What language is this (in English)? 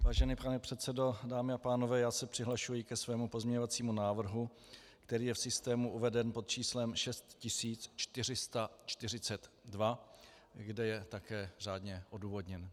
Czech